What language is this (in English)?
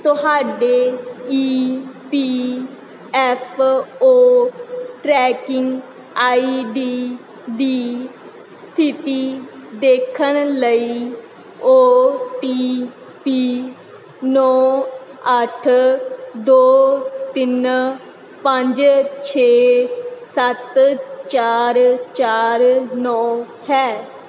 Punjabi